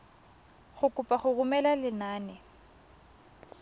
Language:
Tswana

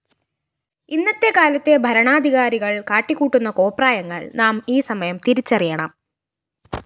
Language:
Malayalam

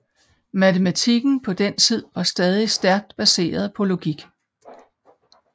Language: Danish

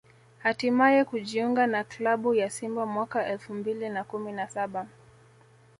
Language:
Swahili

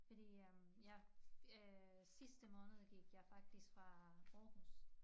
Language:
Danish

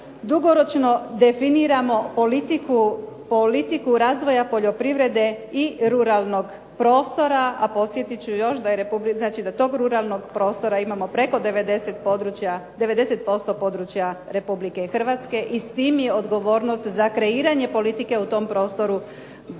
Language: Croatian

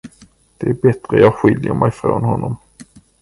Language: Swedish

